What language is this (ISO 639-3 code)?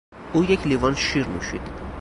fas